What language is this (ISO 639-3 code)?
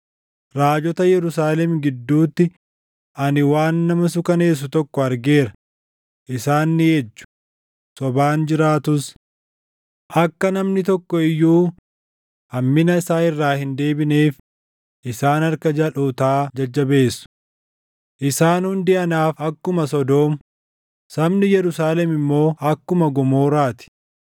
orm